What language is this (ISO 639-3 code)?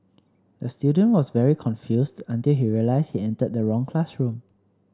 eng